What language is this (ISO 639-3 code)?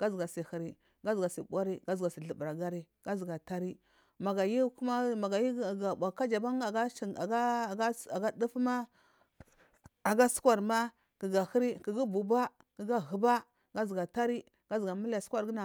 mfm